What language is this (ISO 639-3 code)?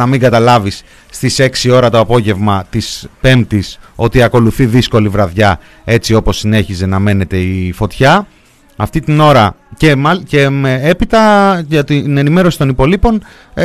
ell